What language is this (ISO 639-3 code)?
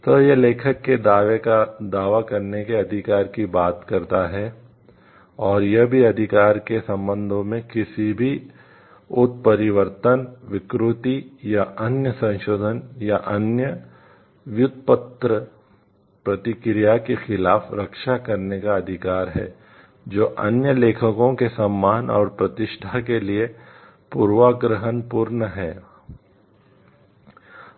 hin